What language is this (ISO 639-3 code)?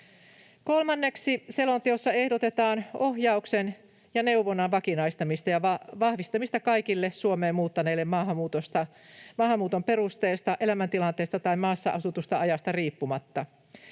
fin